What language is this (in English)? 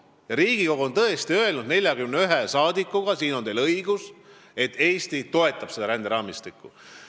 Estonian